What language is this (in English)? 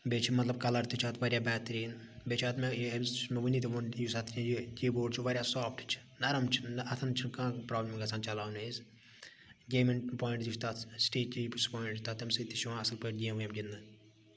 Kashmiri